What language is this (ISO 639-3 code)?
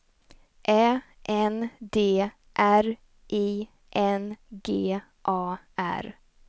swe